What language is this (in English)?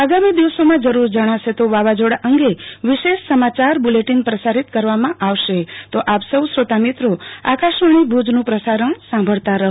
Gujarati